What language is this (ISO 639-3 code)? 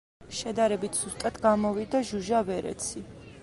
kat